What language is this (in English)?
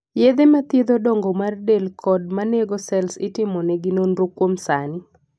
Luo (Kenya and Tanzania)